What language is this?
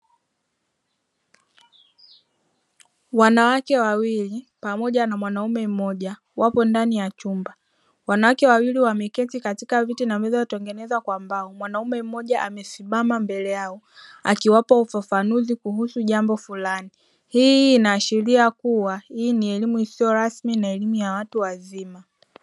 Swahili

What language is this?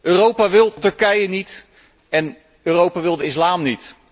Dutch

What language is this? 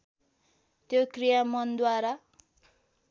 Nepali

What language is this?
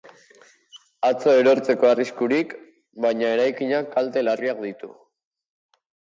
Basque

